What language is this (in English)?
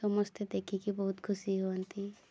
Odia